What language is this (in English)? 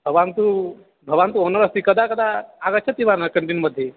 Sanskrit